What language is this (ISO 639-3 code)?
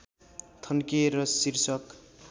nep